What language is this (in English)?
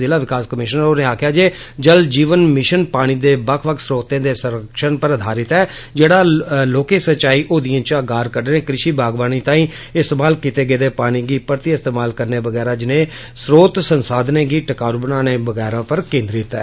Dogri